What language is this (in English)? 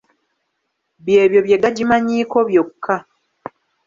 Ganda